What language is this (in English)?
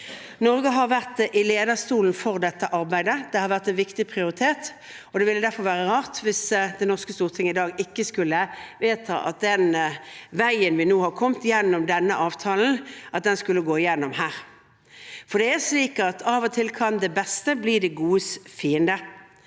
Norwegian